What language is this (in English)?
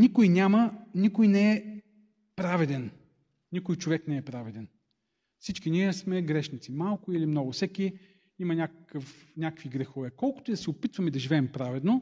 Bulgarian